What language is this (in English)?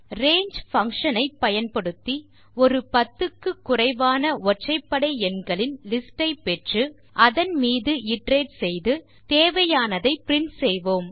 Tamil